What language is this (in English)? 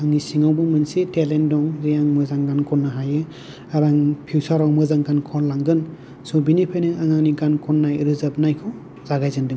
Bodo